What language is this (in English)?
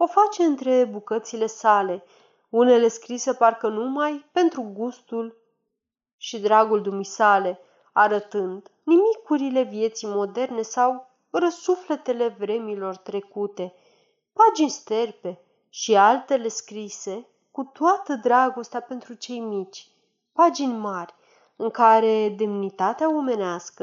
Romanian